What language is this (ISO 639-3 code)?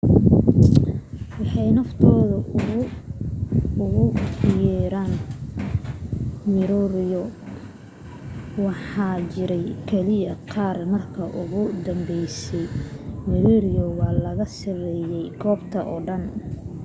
som